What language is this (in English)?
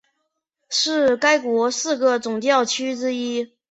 Chinese